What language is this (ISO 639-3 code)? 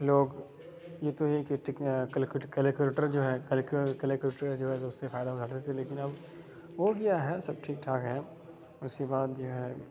urd